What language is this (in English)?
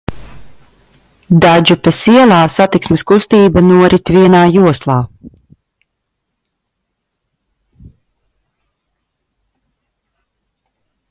Latvian